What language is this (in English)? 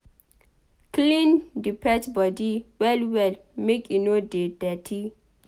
Nigerian Pidgin